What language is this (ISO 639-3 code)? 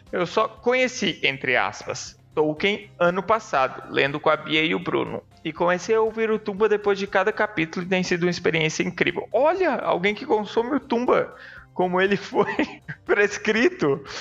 por